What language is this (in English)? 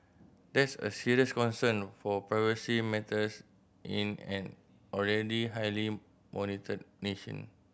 English